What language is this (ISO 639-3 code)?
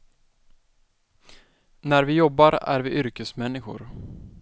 swe